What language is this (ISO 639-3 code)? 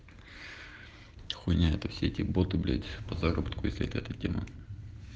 rus